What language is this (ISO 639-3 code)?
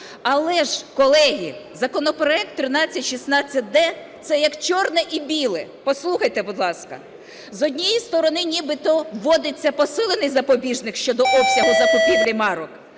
ukr